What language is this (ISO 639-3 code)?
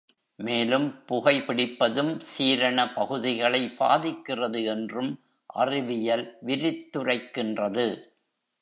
tam